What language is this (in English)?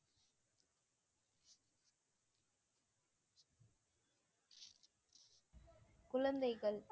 Tamil